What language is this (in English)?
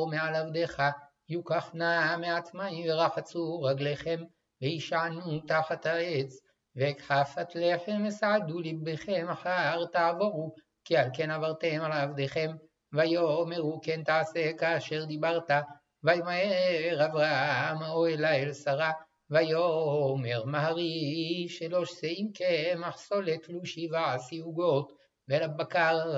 Hebrew